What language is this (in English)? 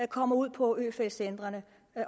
Danish